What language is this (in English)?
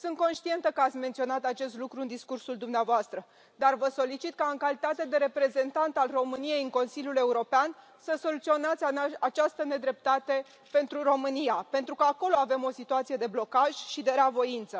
Romanian